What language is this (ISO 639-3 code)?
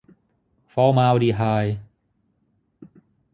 tha